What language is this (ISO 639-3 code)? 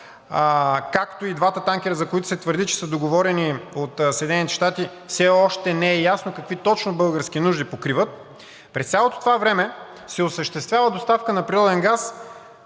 bul